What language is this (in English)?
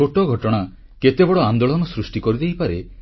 Odia